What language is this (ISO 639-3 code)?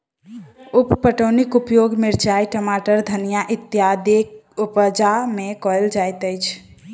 mai